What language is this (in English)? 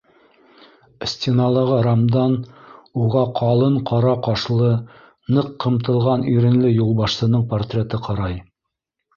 Bashkir